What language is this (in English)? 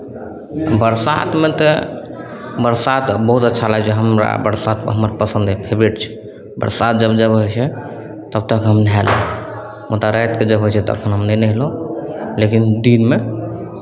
Maithili